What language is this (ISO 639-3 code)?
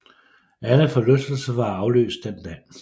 dan